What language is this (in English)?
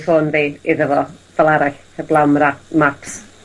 Welsh